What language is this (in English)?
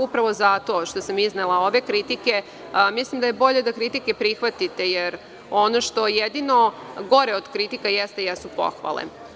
Serbian